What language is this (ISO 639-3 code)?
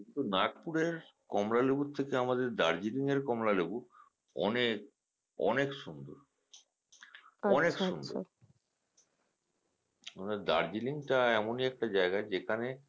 ben